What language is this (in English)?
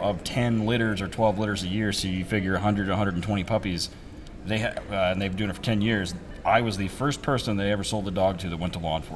English